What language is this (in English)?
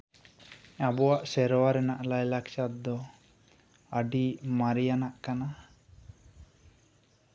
Santali